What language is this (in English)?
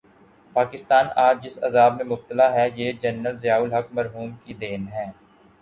Urdu